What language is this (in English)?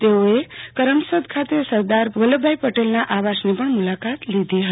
Gujarati